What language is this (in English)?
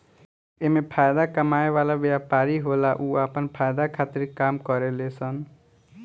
Bhojpuri